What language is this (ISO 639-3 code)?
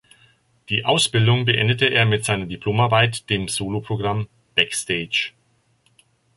deu